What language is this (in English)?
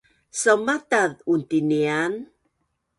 Bunun